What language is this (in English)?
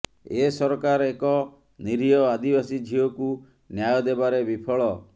Odia